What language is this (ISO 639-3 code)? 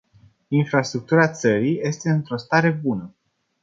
ron